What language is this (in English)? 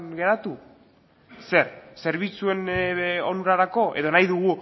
Basque